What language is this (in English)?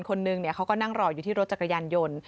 Thai